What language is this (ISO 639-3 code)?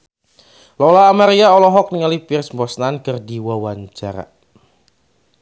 sun